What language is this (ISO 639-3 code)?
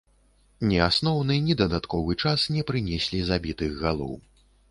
bel